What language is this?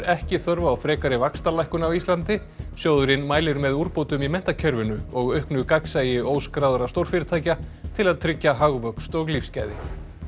Icelandic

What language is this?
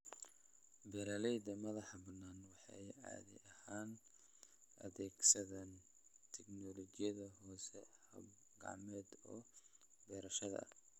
Somali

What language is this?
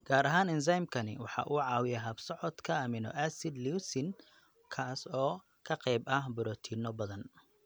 Somali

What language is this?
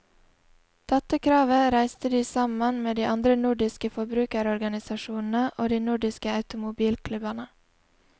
Norwegian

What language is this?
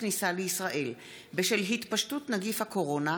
Hebrew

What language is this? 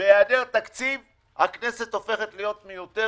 Hebrew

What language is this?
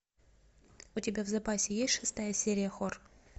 Russian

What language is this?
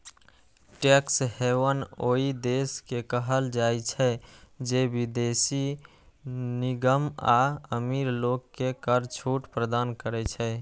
Maithili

